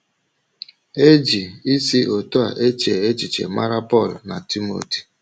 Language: Igbo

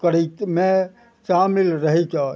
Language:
Maithili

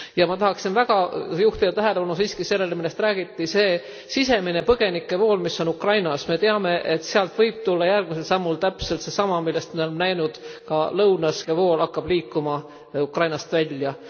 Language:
Estonian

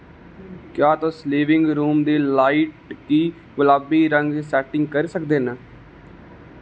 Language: Dogri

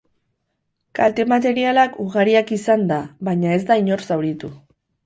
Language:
Basque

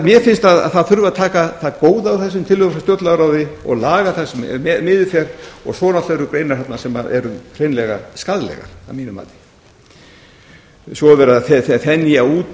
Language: Icelandic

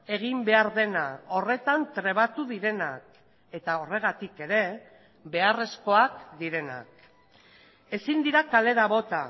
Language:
Basque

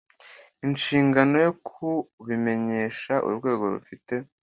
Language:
Kinyarwanda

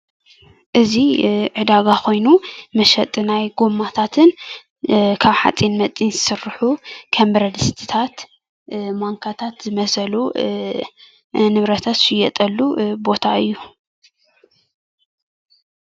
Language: Tigrinya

